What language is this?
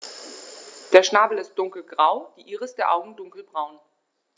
German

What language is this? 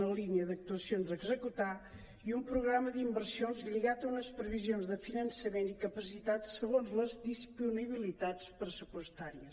Catalan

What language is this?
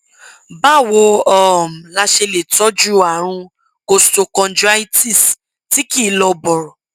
Yoruba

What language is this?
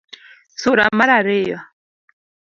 Luo (Kenya and Tanzania)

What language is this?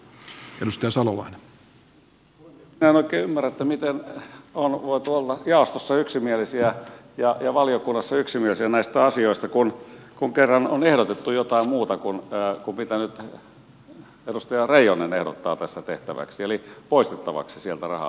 Finnish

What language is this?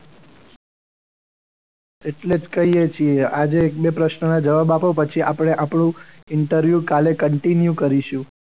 Gujarati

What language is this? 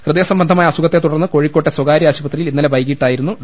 Malayalam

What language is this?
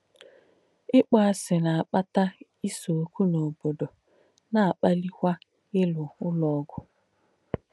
Igbo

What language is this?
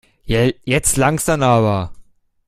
German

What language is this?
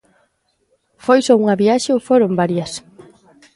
Galician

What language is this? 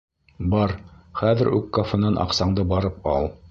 Bashkir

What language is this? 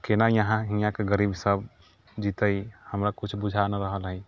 Maithili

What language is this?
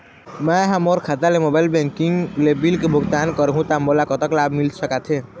Chhattisgarhi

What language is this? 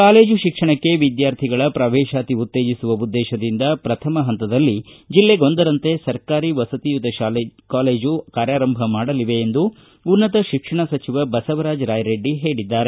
Kannada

